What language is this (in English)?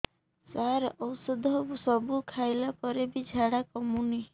Odia